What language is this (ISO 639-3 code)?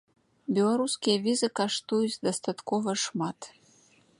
bel